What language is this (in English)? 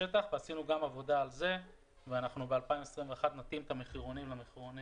Hebrew